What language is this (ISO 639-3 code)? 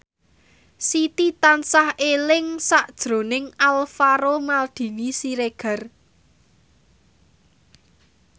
jav